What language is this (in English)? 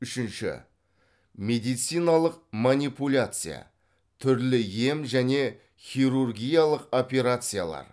Kazakh